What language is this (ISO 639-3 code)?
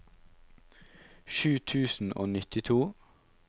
nor